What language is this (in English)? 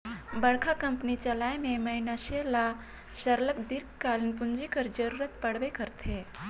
Chhattisgarhi